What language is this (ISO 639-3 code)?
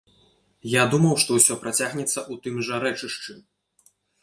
bel